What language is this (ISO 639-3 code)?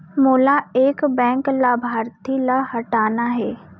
hne